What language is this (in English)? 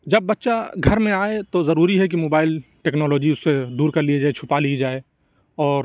Urdu